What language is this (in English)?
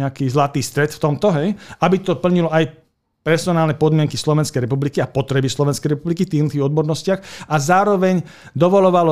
Slovak